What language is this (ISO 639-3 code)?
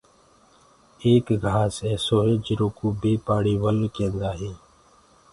ggg